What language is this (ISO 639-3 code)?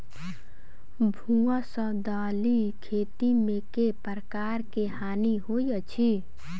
mai